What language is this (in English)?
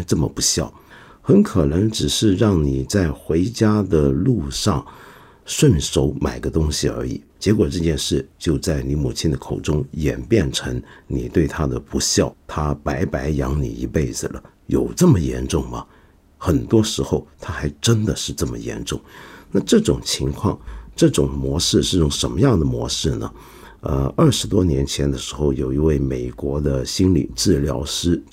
Chinese